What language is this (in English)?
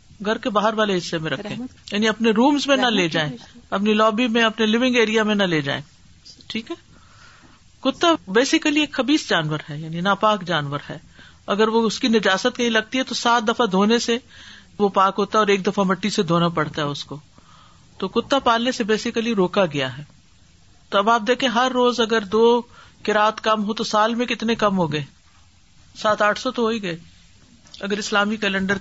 Urdu